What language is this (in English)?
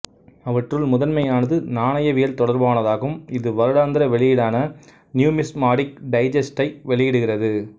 Tamil